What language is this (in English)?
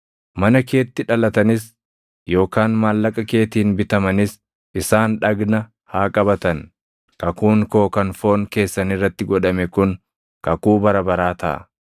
Oromo